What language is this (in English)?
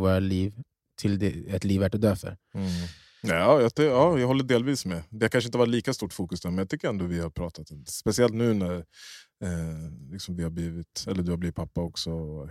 Swedish